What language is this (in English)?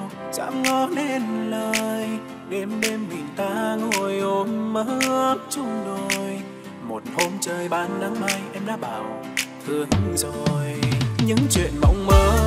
Vietnamese